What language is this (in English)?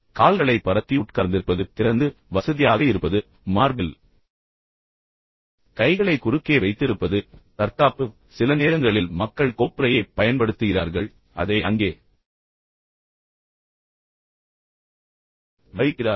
Tamil